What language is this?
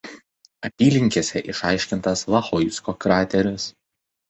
Lithuanian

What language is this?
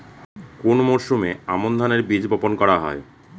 Bangla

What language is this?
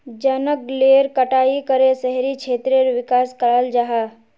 Magahi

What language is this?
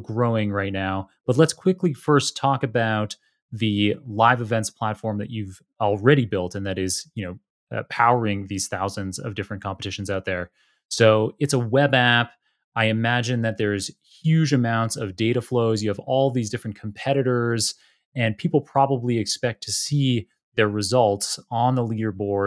English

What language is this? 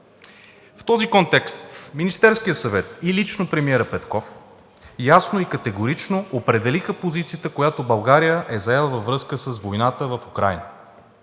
Bulgarian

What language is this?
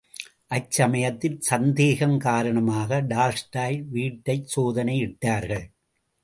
Tamil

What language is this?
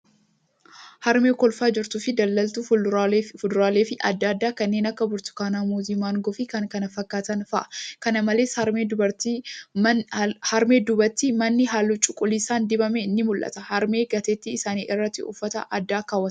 Oromo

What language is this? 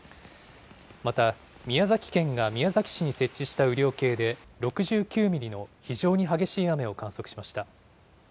Japanese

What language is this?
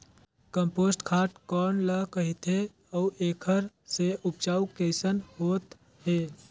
Chhattisgarhi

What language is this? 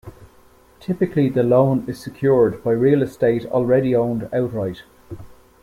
English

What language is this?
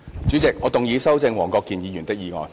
Cantonese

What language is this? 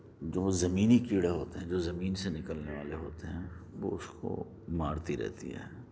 Urdu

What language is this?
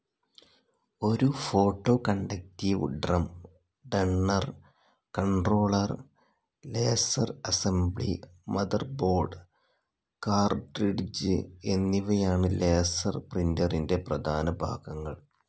Malayalam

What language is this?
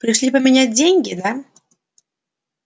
Russian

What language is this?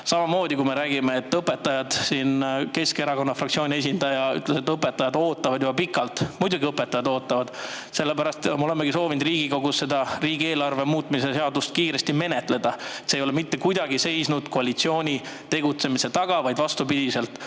Estonian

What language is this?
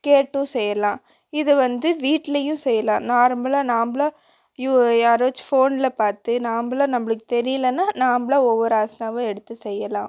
Tamil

